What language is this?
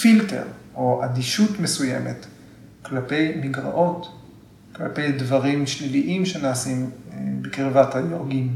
Hebrew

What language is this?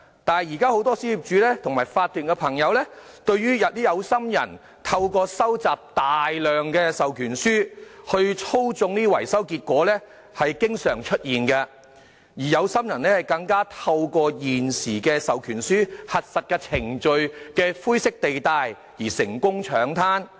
Cantonese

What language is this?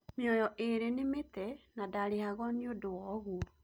Kikuyu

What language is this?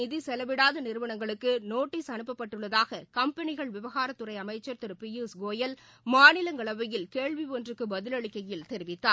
Tamil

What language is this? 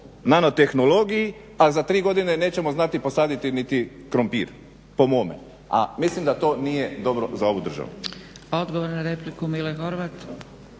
Croatian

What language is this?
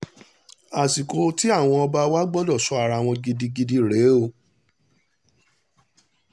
Yoruba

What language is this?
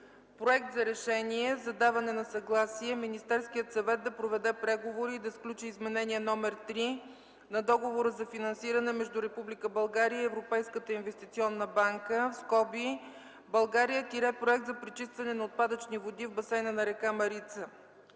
Bulgarian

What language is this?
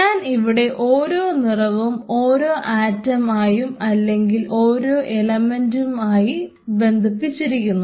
Malayalam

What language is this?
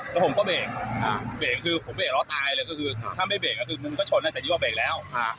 Thai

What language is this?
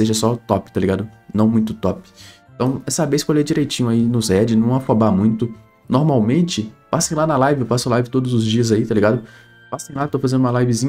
Portuguese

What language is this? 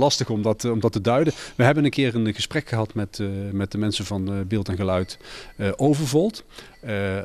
Dutch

